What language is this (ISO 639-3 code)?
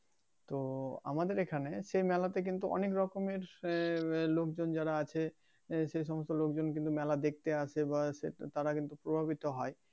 ben